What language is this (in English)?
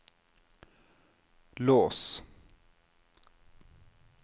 Norwegian